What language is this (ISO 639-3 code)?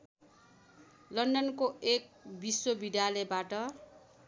nep